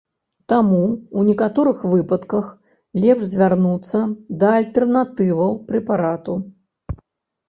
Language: Belarusian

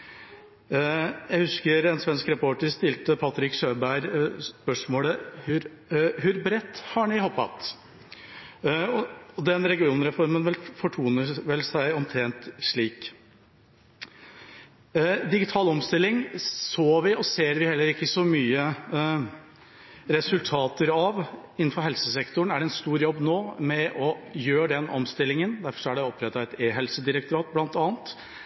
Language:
Norwegian Bokmål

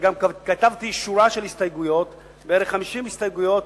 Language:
Hebrew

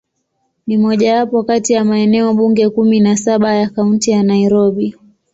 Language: Swahili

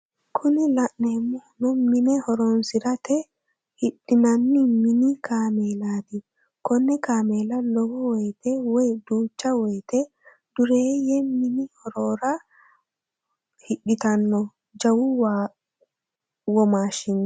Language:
Sidamo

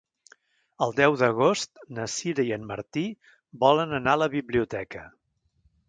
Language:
Catalan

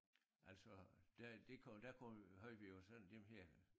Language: Danish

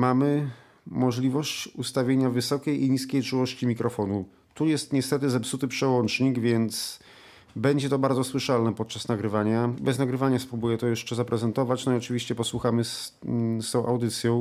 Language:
Polish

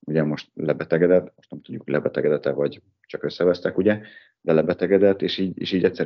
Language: Hungarian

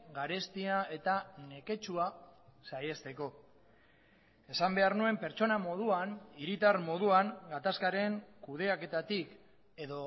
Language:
Basque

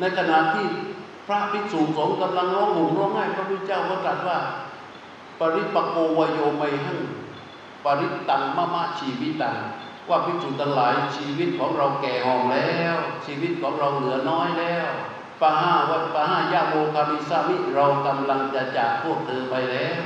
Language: Thai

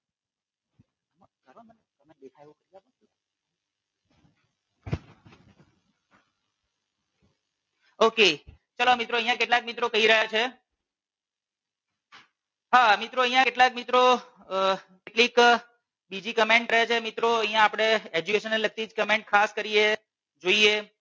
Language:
Gujarati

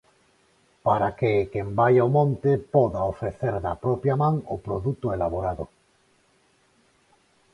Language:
Galician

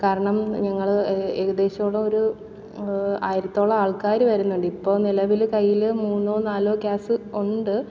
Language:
Malayalam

